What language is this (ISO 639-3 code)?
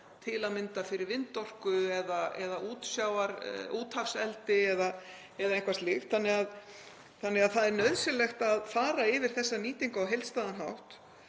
isl